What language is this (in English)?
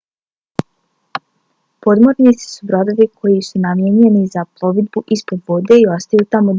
Bosnian